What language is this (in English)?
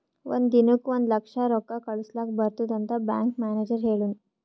Kannada